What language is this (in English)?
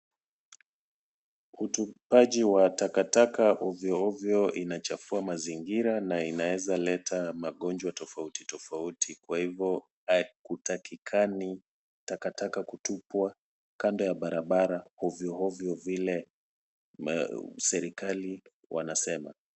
Swahili